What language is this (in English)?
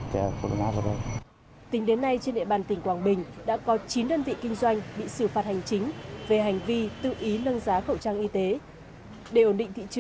Vietnamese